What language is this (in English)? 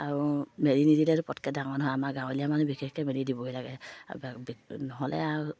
Assamese